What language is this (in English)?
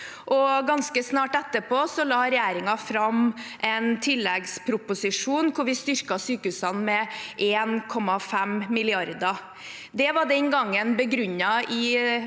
Norwegian